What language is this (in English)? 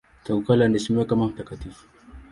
Swahili